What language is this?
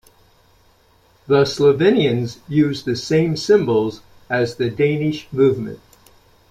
English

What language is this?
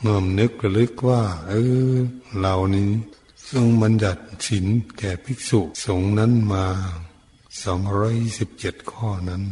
Thai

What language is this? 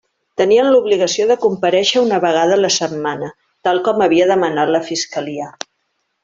Catalan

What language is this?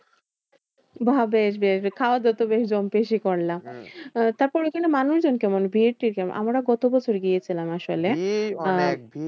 Bangla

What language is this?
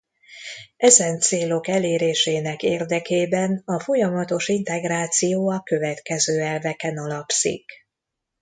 Hungarian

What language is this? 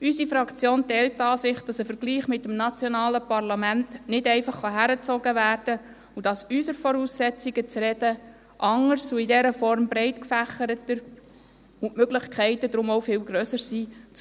Swiss German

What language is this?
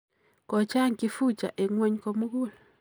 Kalenjin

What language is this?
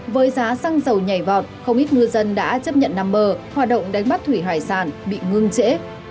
Vietnamese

